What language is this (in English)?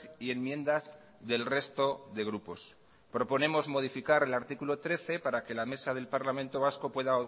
Spanish